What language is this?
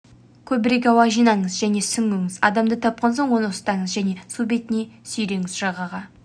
Kazakh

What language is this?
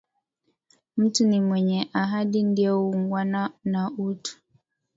Swahili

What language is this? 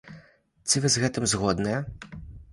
Belarusian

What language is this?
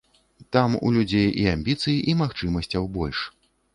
Belarusian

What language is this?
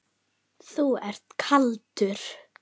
Icelandic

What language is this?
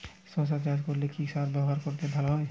Bangla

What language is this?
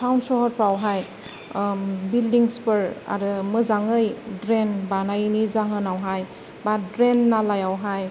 Bodo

